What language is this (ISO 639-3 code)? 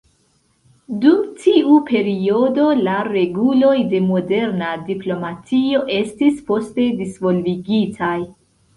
epo